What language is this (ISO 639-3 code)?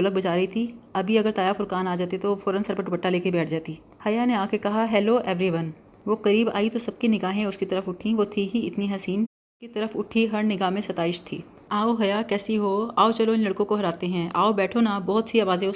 urd